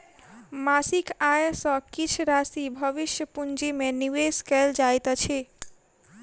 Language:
Maithili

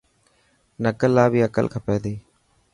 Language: Dhatki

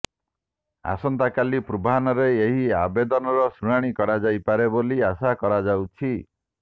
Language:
Odia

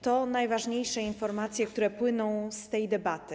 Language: Polish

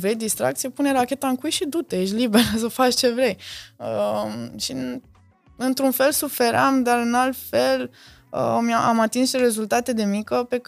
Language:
Romanian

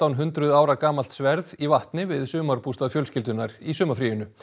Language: Icelandic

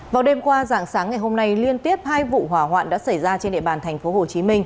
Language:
Vietnamese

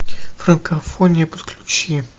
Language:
Russian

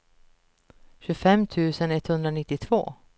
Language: Swedish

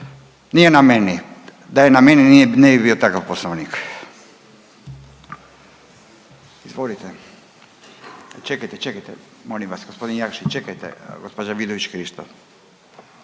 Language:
Croatian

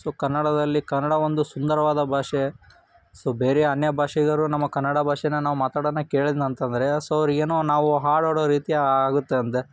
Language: Kannada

